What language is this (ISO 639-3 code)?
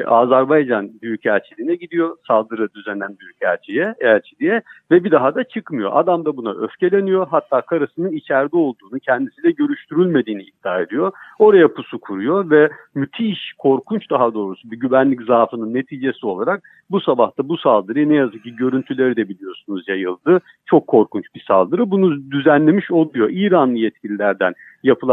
tur